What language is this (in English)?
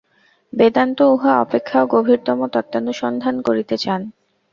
Bangla